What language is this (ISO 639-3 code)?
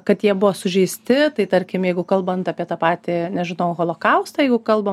lit